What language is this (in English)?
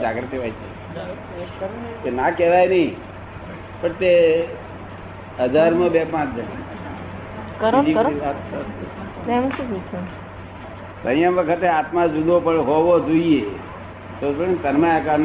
Gujarati